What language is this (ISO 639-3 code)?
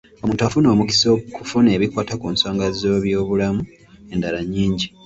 lug